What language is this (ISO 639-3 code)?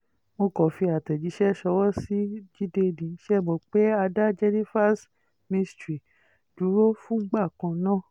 yor